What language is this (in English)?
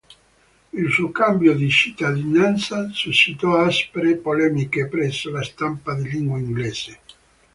Italian